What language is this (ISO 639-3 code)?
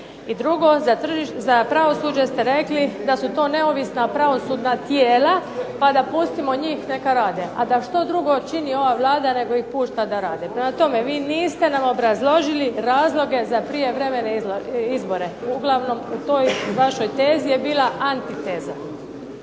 hrv